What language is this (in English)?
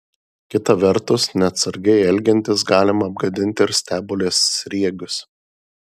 Lithuanian